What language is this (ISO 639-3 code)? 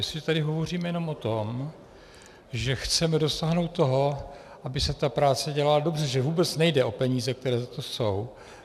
ces